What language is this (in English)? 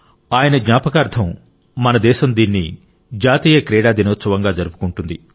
Telugu